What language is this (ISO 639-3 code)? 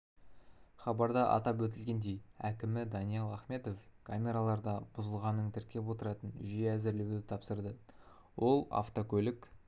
kaz